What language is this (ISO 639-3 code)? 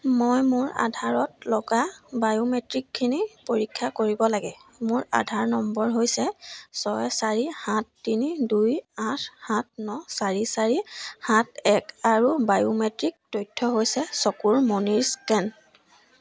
asm